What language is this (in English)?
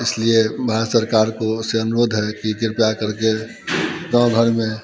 Hindi